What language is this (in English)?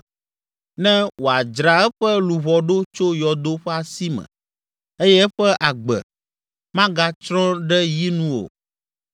Ewe